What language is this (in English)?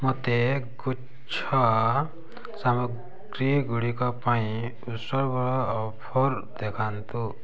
Odia